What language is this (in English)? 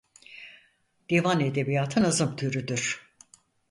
Turkish